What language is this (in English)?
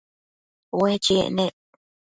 Matsés